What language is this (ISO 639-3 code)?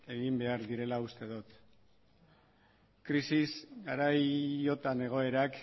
eus